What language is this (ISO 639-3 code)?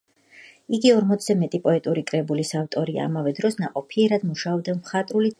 kat